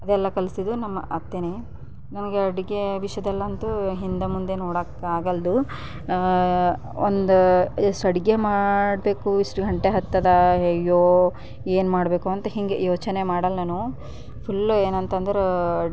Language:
Kannada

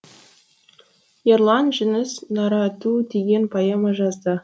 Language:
Kazakh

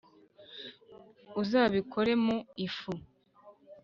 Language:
Kinyarwanda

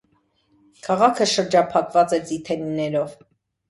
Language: Armenian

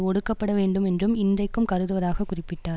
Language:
Tamil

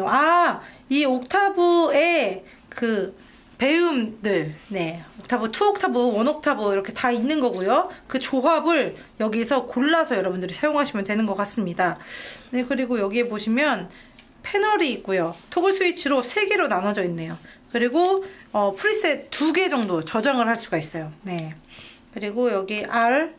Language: Korean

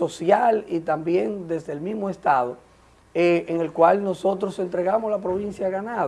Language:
Spanish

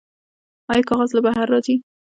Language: Pashto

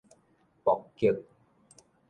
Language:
Min Nan Chinese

